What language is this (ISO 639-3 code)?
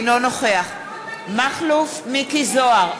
heb